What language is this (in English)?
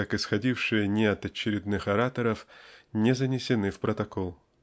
Russian